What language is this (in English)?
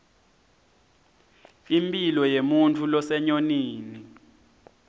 Swati